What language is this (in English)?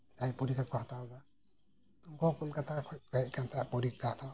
Santali